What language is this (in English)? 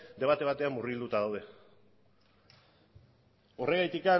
Basque